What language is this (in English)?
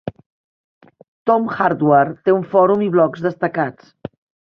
Catalan